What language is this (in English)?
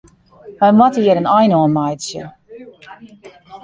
Western Frisian